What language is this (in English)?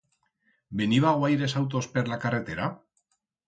Aragonese